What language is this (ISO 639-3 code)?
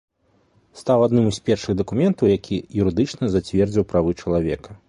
bel